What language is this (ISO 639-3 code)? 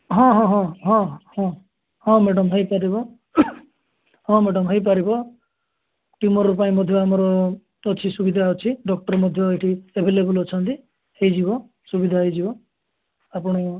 ori